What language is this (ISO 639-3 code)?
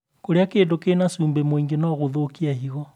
kik